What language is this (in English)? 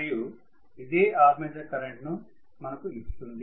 Telugu